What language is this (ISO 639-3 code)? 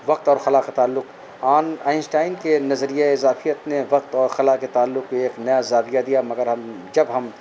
urd